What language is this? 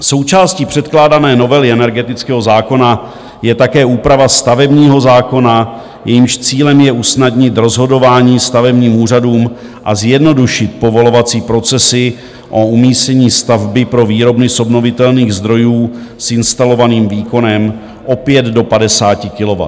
Czech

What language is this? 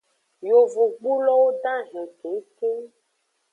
Aja (Benin)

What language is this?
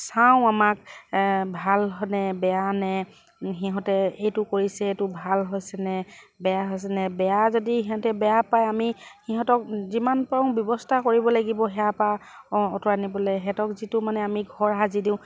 Assamese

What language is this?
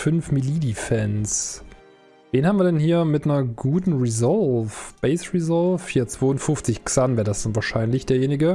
German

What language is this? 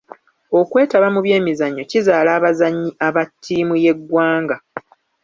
Ganda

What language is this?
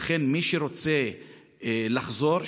Hebrew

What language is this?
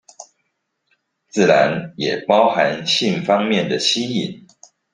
Chinese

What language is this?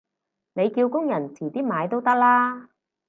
Cantonese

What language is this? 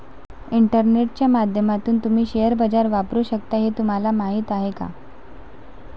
Marathi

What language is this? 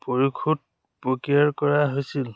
Assamese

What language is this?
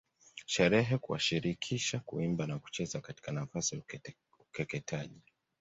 Swahili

